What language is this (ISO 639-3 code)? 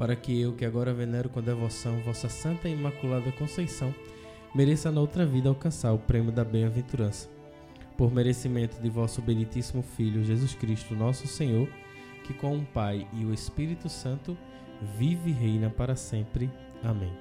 por